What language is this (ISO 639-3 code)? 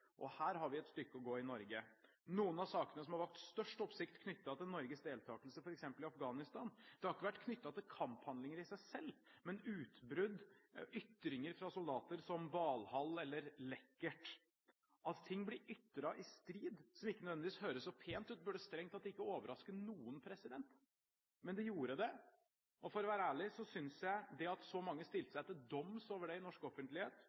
nob